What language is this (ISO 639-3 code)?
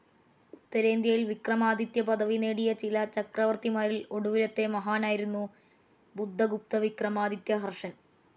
mal